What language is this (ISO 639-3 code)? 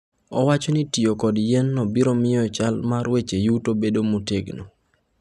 luo